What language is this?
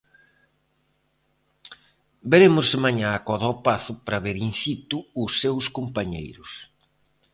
Galician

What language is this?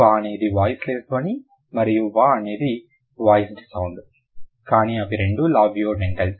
Telugu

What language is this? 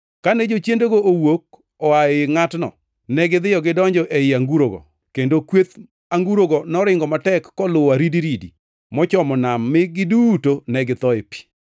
Luo (Kenya and Tanzania)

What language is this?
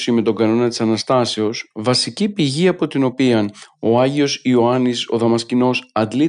Greek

